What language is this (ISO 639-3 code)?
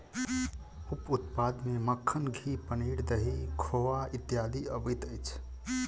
mai